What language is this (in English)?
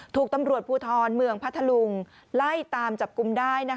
Thai